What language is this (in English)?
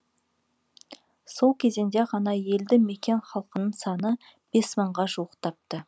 Kazakh